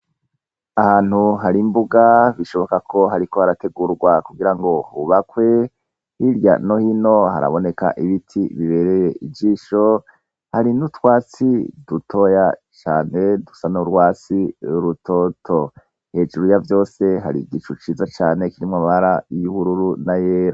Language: Rundi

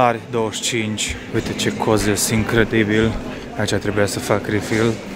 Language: Romanian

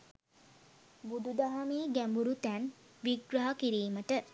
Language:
Sinhala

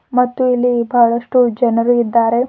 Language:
Kannada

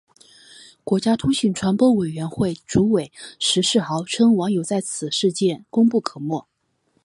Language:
Chinese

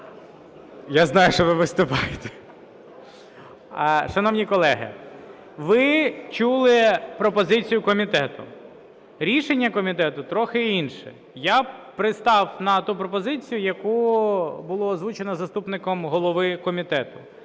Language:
Ukrainian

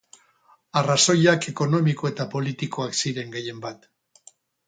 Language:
Basque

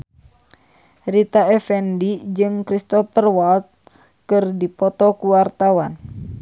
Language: Sundanese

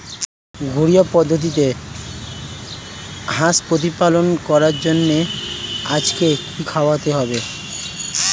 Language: Bangla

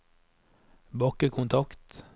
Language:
Norwegian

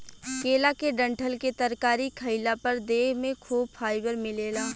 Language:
Bhojpuri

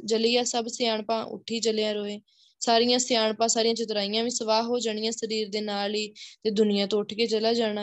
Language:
Punjabi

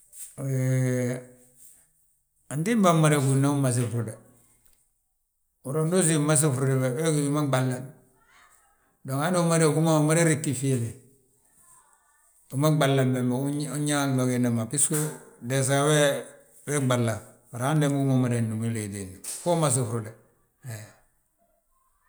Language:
Balanta-Ganja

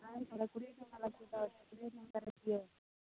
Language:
Odia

